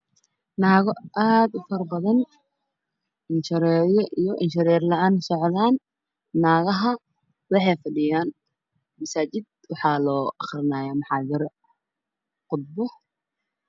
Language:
Somali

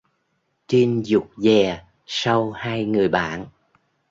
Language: Vietnamese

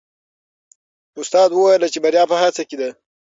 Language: Pashto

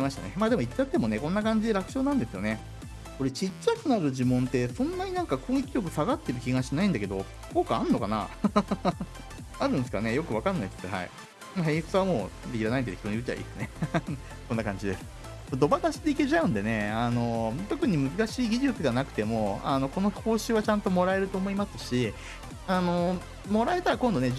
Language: Japanese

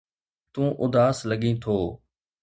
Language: Sindhi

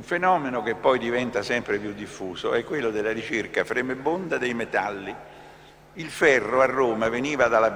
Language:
Italian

